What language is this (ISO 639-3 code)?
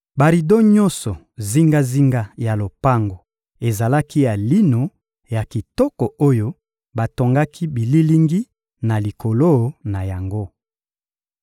lin